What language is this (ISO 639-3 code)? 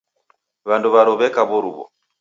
dav